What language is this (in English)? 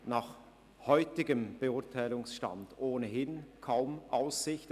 Swiss German